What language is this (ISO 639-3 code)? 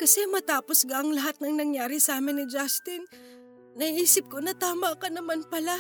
fil